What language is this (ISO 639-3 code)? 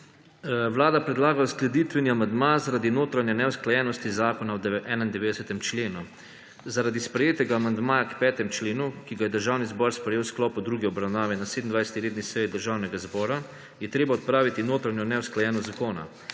slv